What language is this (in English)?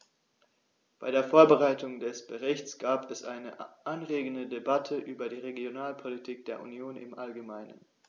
German